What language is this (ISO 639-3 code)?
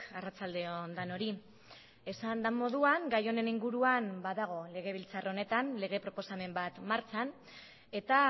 eus